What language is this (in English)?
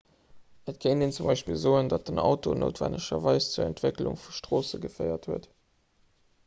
Luxembourgish